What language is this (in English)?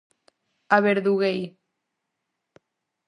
Galician